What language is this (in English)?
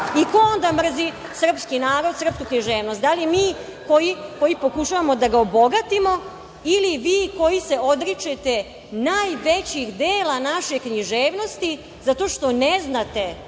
Serbian